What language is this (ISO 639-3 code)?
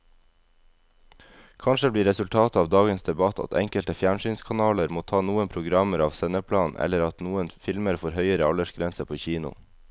nor